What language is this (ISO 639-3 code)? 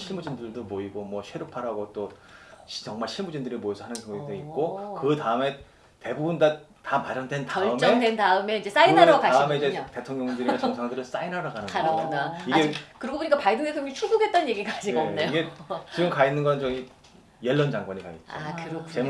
kor